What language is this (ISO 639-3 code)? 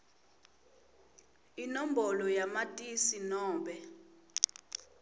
ssw